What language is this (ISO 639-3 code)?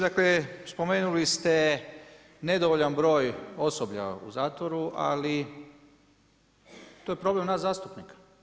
hrv